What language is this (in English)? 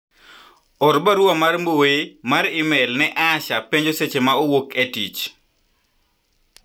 Luo (Kenya and Tanzania)